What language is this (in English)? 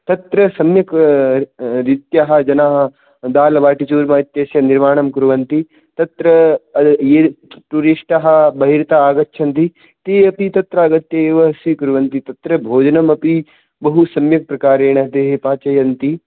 Sanskrit